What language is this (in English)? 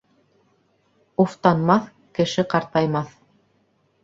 Bashkir